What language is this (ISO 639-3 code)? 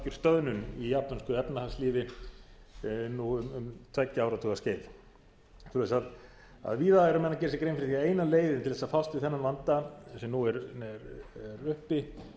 isl